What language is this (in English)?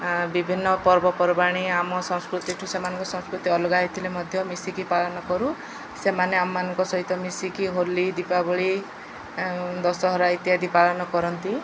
Odia